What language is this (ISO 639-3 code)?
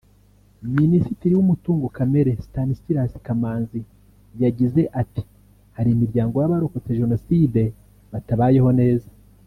kin